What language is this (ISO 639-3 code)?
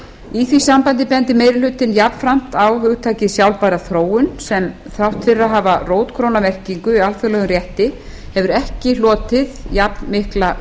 isl